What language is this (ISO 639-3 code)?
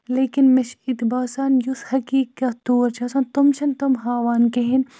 kas